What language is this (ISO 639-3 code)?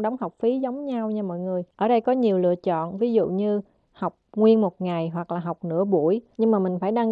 vie